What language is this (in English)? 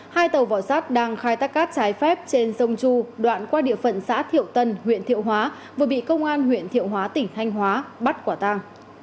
Vietnamese